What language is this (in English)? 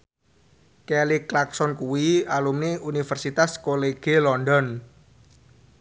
Javanese